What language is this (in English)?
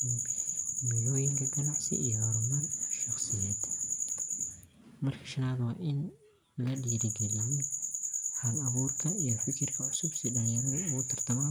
Somali